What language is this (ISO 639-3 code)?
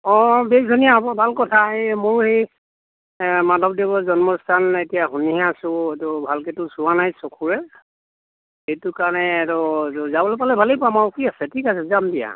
asm